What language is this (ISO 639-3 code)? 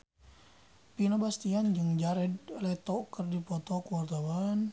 sun